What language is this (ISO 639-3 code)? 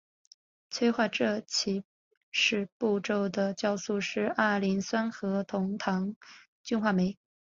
zho